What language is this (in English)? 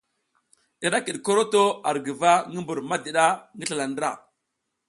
South Giziga